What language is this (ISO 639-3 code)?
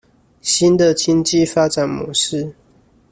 zho